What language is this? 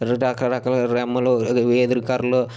Telugu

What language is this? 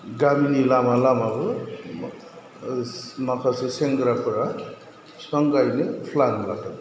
Bodo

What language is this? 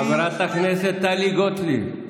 Hebrew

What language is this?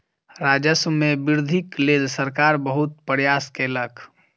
Maithili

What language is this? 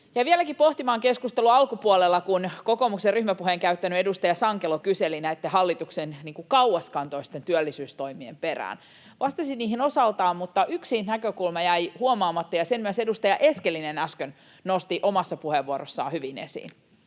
Finnish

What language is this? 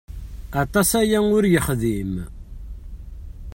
Kabyle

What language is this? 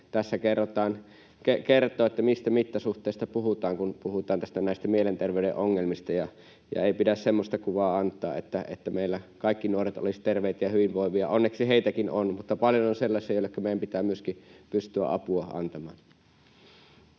Finnish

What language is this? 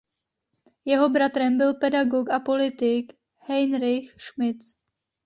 Czech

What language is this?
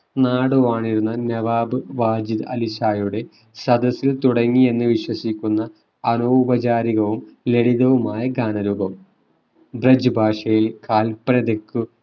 Malayalam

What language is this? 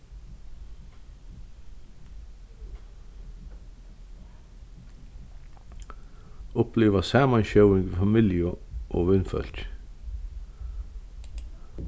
Faroese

